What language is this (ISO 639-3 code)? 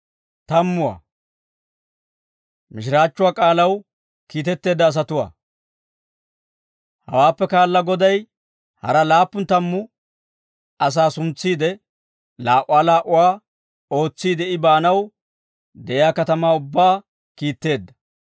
dwr